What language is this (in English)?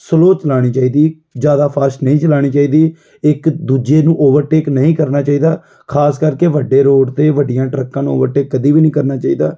Punjabi